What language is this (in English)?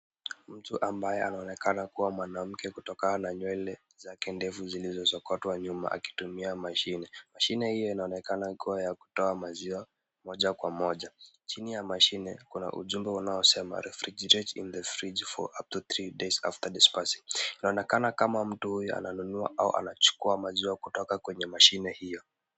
Swahili